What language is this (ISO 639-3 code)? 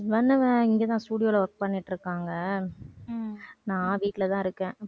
tam